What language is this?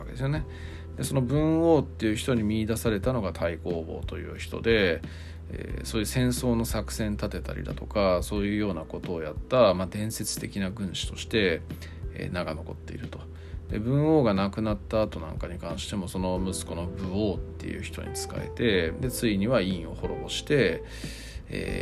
Japanese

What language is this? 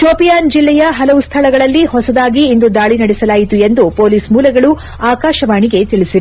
Kannada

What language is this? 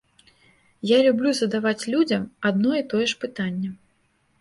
Belarusian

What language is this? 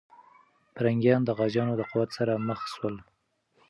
Pashto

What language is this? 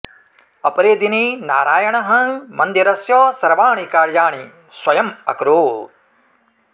Sanskrit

